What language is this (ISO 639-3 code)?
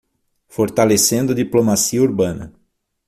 por